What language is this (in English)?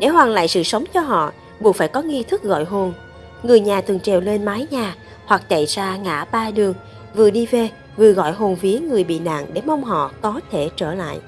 Vietnamese